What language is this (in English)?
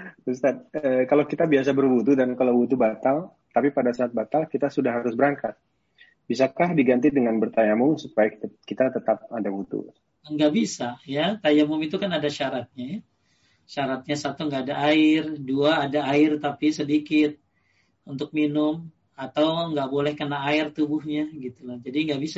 Indonesian